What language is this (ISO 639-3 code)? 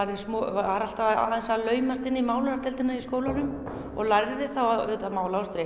isl